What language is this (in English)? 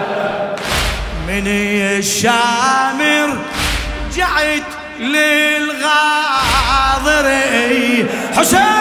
Arabic